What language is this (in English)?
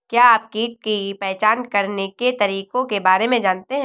Hindi